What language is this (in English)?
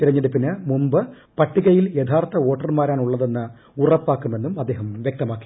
Malayalam